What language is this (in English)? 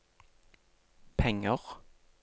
Norwegian